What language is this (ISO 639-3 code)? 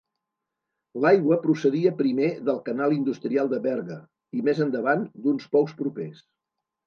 cat